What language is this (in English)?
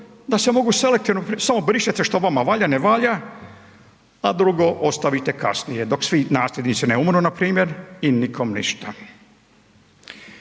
Croatian